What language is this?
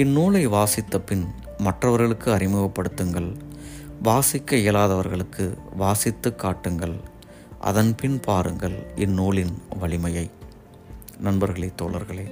Tamil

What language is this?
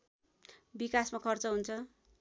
Nepali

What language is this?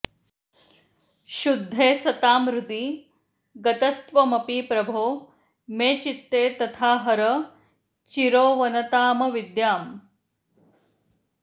Sanskrit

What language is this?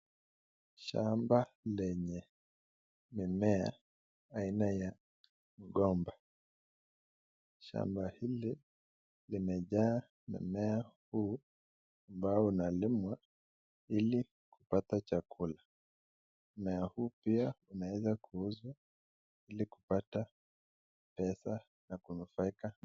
Swahili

